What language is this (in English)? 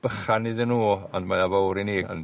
Welsh